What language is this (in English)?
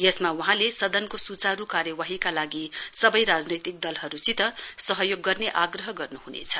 Nepali